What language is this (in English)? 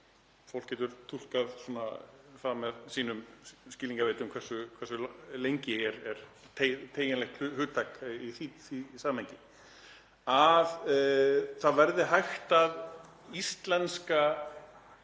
Icelandic